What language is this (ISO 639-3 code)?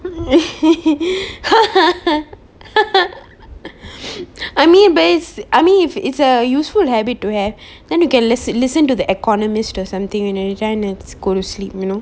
eng